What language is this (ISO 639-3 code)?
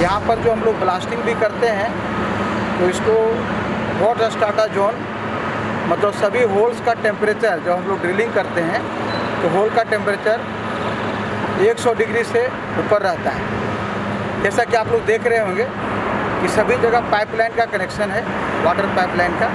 hin